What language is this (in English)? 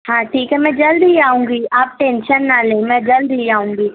Urdu